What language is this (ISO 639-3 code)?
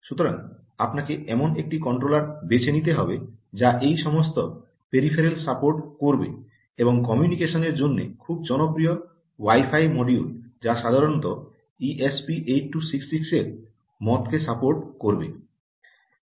ben